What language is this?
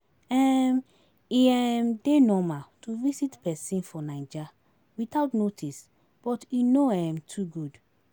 Nigerian Pidgin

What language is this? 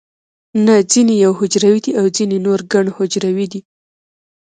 Pashto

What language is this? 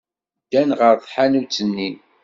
Kabyle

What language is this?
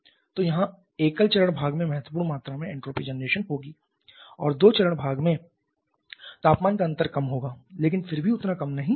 Hindi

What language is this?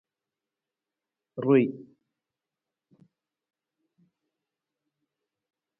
Nawdm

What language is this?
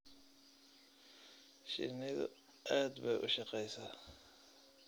Somali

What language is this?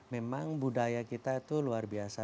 Indonesian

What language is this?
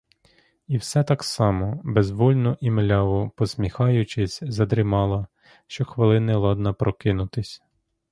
Ukrainian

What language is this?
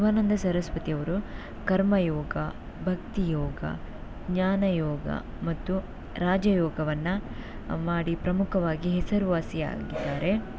Kannada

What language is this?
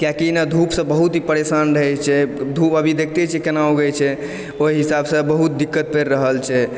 Maithili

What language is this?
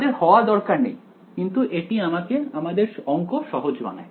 Bangla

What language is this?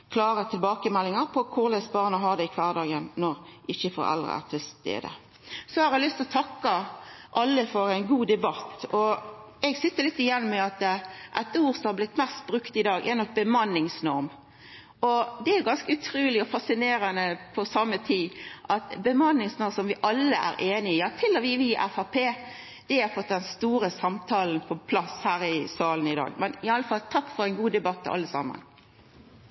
Norwegian Nynorsk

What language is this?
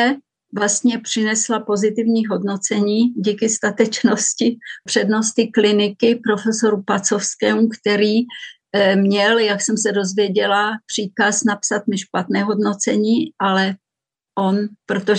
Czech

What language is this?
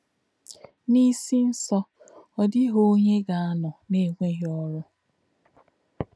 Igbo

